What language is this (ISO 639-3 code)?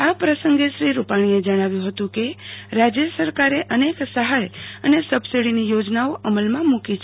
guj